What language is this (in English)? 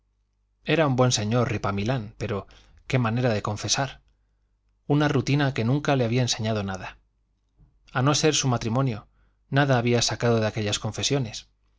Spanish